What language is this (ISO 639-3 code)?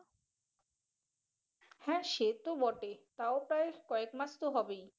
ben